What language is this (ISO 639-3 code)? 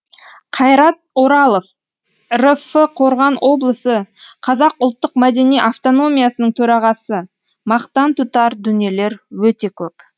kaz